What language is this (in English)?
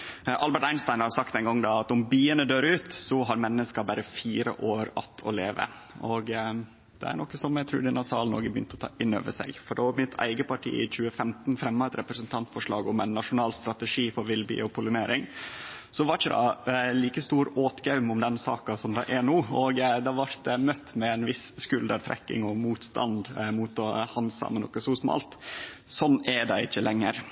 Norwegian Nynorsk